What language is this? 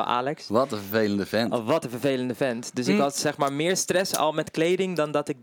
Dutch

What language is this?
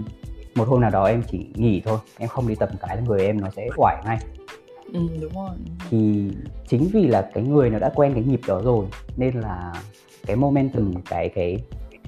Vietnamese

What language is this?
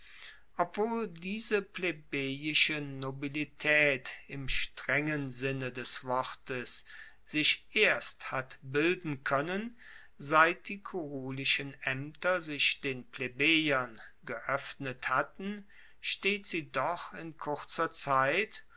German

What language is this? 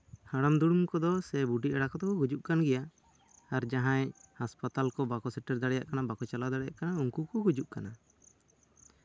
Santali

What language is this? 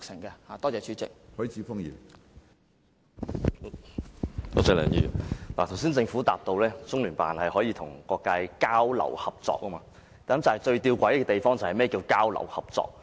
Cantonese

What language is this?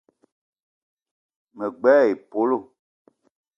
Eton (Cameroon)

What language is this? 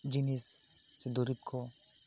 Santali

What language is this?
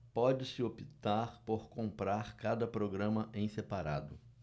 Portuguese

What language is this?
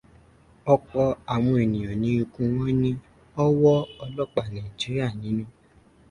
Yoruba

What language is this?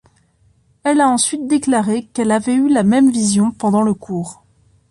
French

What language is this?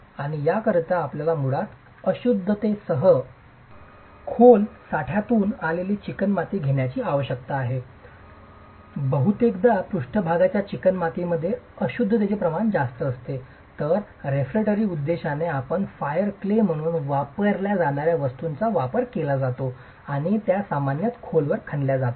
Marathi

